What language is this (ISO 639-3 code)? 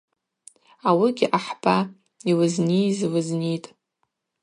abq